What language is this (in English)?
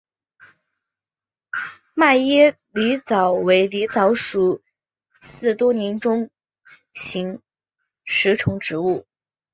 Chinese